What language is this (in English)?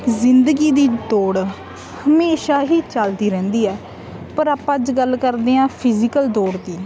Punjabi